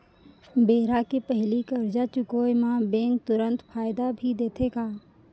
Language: Chhattisgarhi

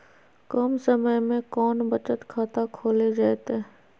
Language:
Magahi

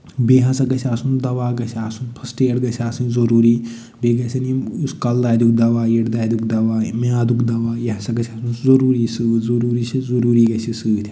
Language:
Kashmiri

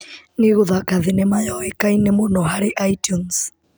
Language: Kikuyu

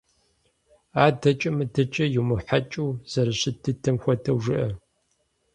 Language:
Kabardian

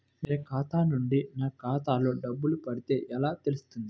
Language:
Telugu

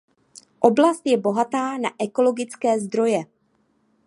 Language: Czech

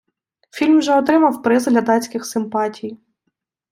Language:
Ukrainian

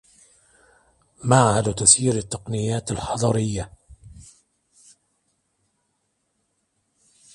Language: Arabic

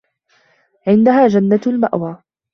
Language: Arabic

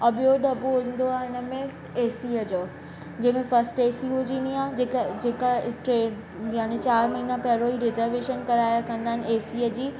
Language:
Sindhi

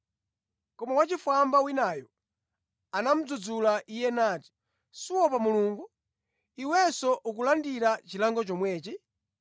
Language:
Nyanja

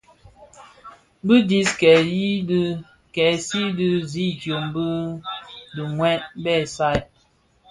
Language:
Bafia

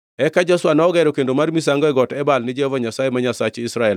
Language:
Luo (Kenya and Tanzania)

